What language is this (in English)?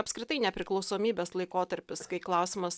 Lithuanian